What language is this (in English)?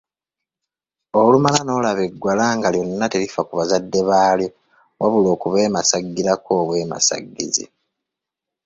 Ganda